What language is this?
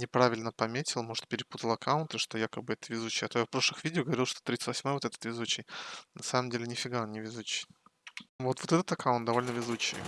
Russian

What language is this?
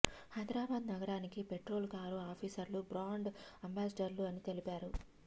Telugu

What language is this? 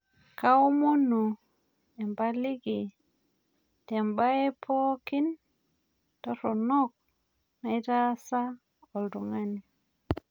Masai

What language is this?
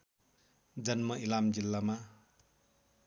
Nepali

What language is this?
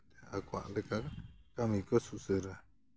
Santali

